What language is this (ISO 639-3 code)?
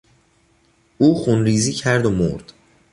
fas